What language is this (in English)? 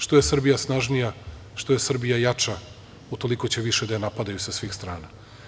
Serbian